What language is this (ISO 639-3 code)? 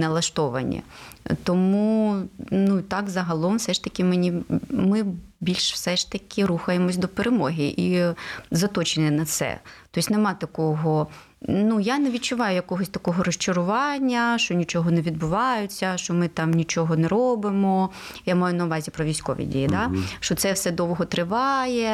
ukr